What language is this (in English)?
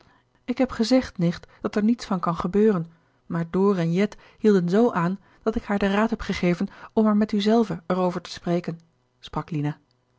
Dutch